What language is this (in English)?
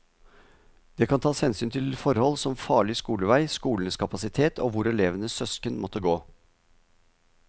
Norwegian